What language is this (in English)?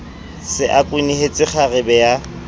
Southern Sotho